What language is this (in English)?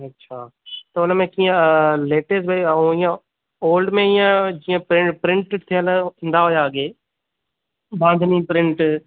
Sindhi